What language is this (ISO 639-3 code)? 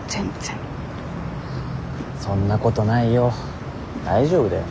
jpn